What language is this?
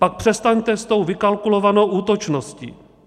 Czech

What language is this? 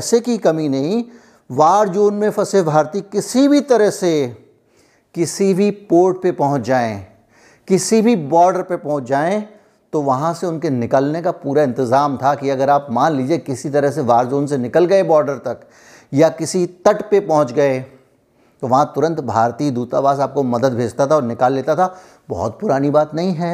Hindi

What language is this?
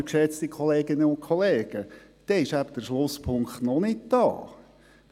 Swiss German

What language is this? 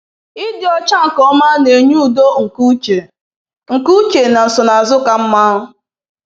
Igbo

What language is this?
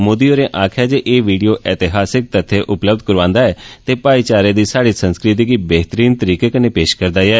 Dogri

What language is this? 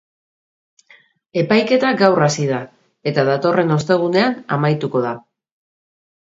Basque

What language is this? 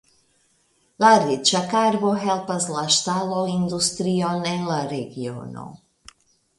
Esperanto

